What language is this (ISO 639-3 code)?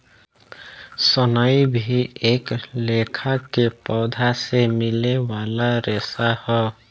bho